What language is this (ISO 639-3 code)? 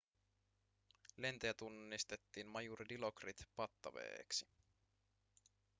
fin